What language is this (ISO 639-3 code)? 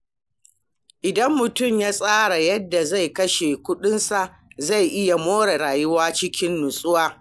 hau